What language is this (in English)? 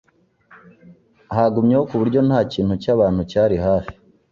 Kinyarwanda